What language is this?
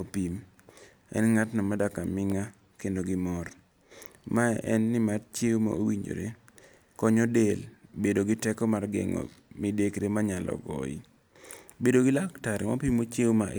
Luo (Kenya and Tanzania)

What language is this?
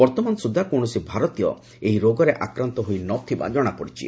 Odia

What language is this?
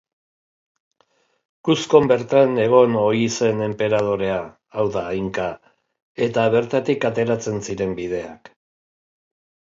Basque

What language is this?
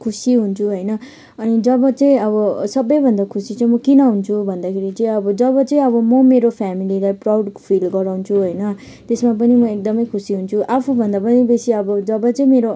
Nepali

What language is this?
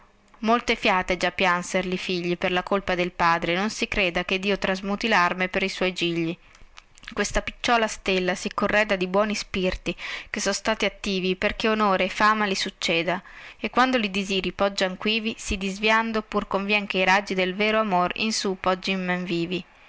Italian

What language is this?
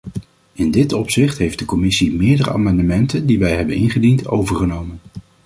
Dutch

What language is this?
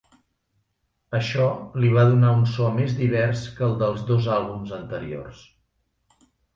Catalan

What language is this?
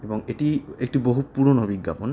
Bangla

